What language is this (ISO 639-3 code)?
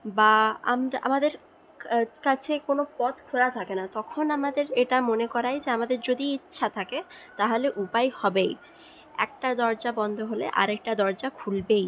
ben